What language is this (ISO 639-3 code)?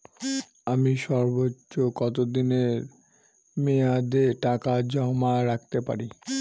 ben